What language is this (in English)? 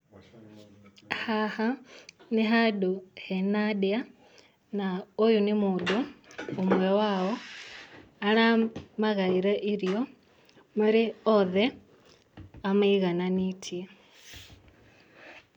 Kikuyu